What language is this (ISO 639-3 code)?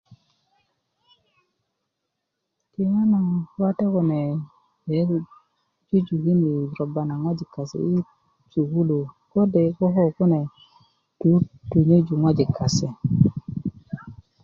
ukv